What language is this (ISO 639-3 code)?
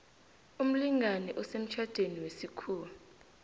nbl